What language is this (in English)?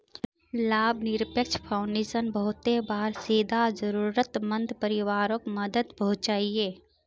Magahi